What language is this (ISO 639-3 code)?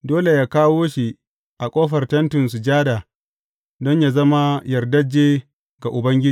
hau